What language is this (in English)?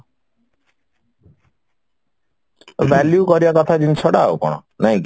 Odia